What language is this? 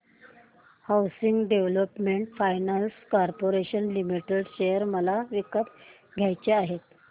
Marathi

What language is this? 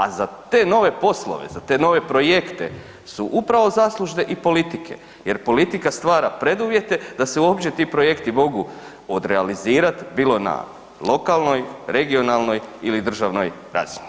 Croatian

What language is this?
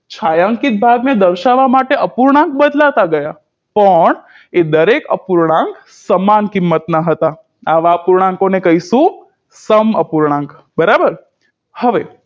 Gujarati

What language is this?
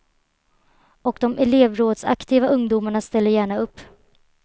Swedish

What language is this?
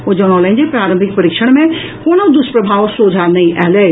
Maithili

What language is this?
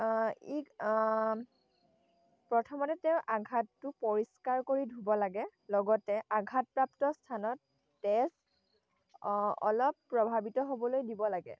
Assamese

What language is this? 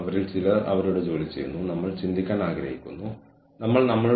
Malayalam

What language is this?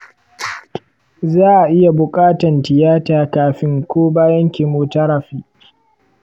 Hausa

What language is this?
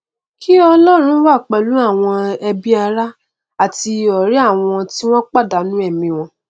Yoruba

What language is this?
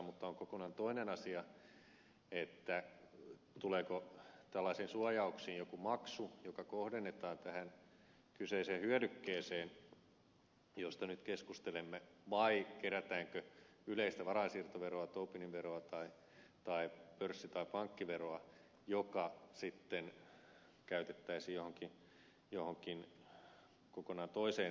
Finnish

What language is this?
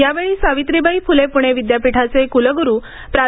Marathi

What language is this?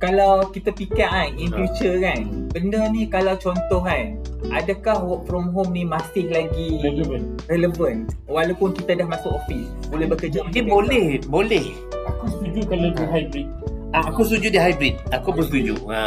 Malay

